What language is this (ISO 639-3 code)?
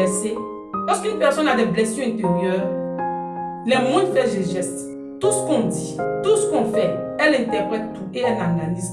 fra